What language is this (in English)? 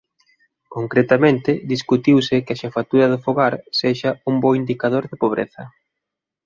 Galician